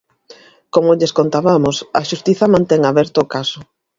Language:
Galician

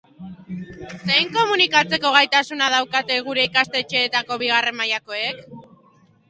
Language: Basque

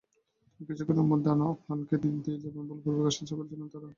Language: Bangla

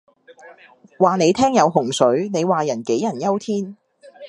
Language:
Cantonese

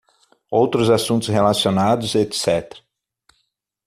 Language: Portuguese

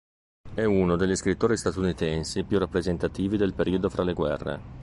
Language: Italian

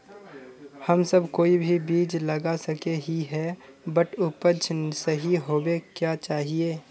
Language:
Magahi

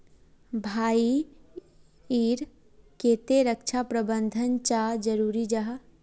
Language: Magahi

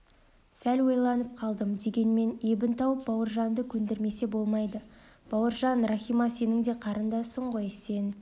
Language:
Kazakh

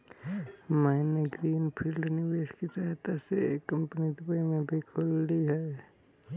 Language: Hindi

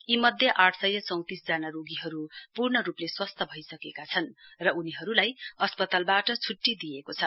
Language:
Nepali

